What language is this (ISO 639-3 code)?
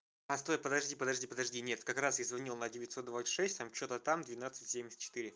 rus